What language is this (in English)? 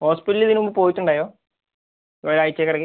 Malayalam